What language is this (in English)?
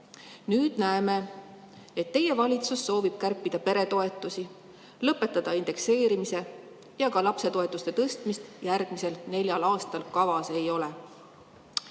Estonian